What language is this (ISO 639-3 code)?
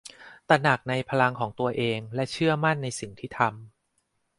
tha